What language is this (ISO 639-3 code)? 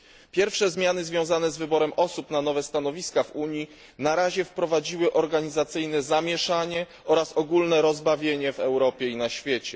pol